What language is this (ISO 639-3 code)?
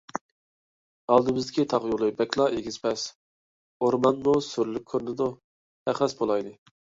uig